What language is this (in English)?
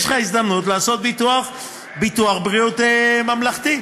Hebrew